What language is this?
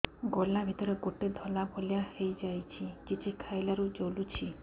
Odia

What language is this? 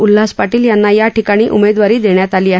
Marathi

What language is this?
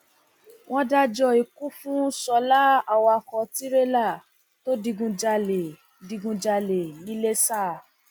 Yoruba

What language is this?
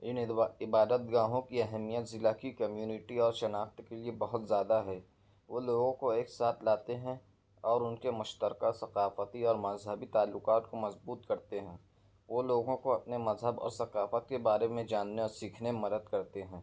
Urdu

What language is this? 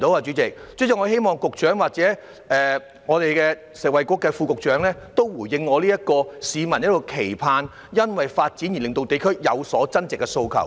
Cantonese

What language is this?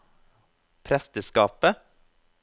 Norwegian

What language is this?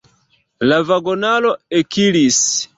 Esperanto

